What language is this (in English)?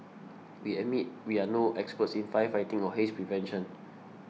English